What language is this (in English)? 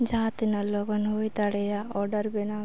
Santali